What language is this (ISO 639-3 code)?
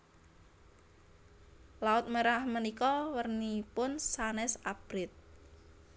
jav